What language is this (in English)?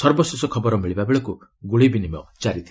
Odia